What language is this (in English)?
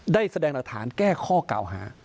Thai